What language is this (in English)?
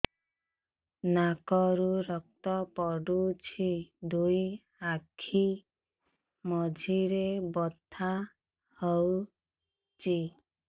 Odia